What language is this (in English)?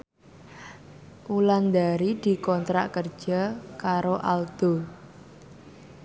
Javanese